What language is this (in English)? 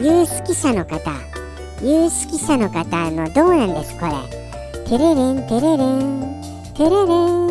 Japanese